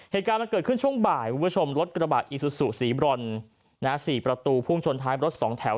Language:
Thai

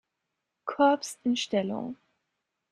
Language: German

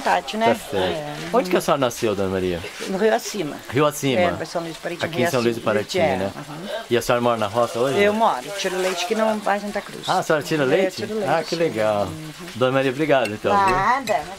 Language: Portuguese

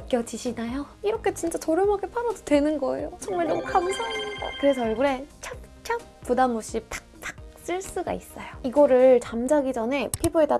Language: Korean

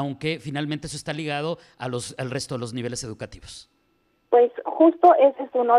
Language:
Spanish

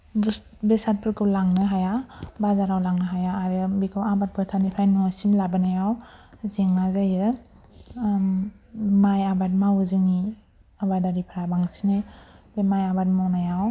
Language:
Bodo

